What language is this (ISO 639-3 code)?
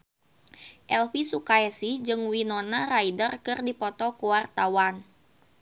sun